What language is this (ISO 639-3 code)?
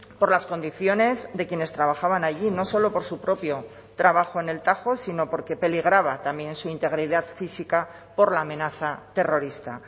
spa